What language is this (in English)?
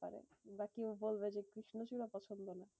Bangla